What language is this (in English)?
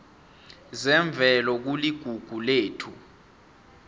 South Ndebele